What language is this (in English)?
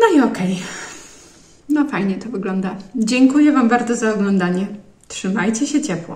Polish